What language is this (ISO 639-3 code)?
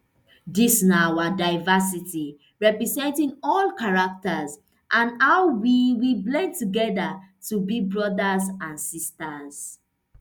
pcm